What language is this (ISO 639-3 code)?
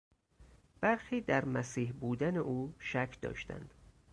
fas